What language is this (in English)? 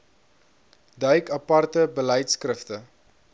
Afrikaans